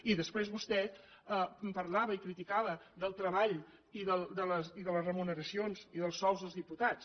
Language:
Catalan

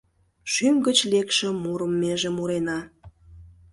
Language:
Mari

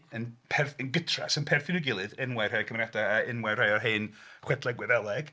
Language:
Welsh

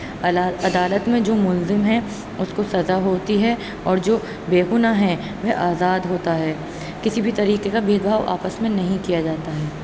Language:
Urdu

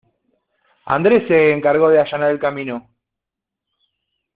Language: Spanish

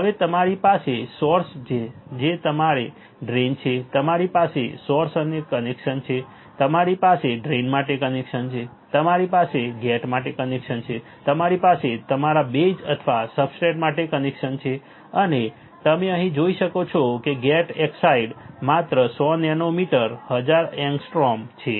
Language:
Gujarati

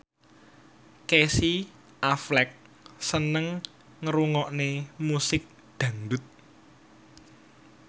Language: Javanese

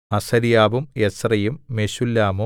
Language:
Malayalam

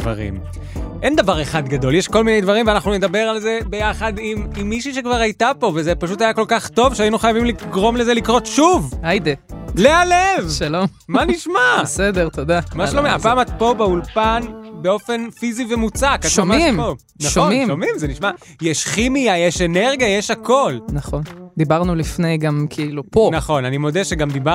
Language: Hebrew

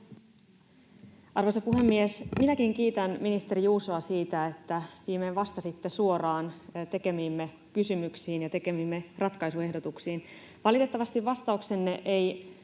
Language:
Finnish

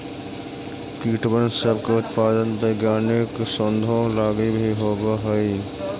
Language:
Magahi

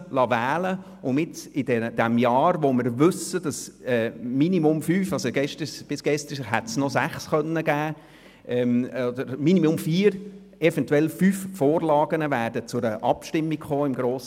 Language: Swiss German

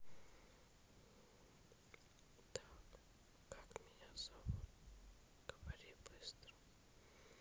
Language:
Russian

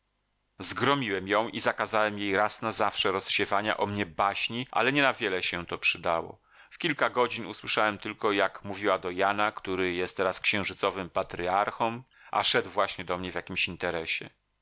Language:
Polish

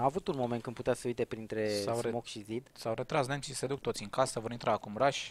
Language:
Romanian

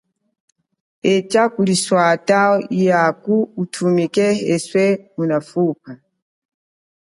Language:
Chokwe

